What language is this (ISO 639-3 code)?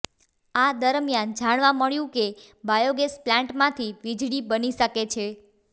guj